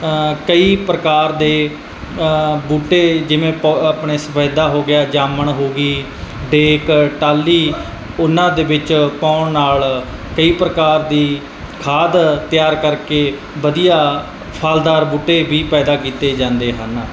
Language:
Punjabi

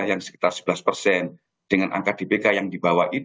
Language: Indonesian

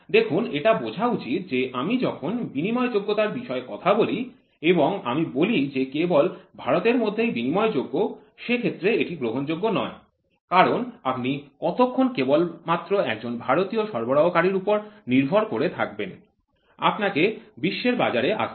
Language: Bangla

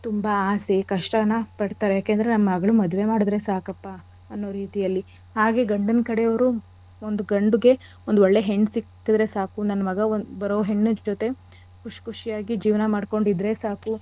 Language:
Kannada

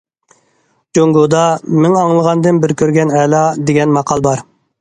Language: Uyghur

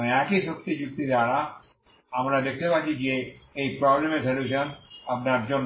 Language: Bangla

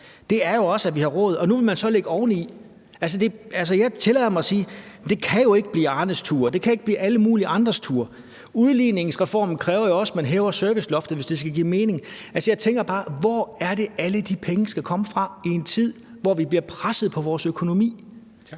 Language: Danish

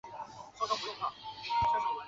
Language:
Chinese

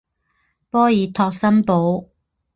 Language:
Chinese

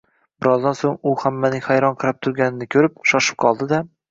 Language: Uzbek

